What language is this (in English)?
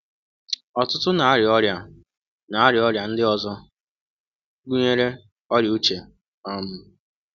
Igbo